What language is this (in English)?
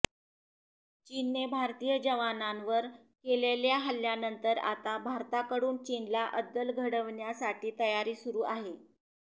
Marathi